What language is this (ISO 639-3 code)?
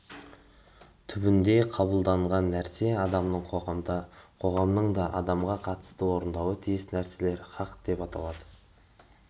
kaz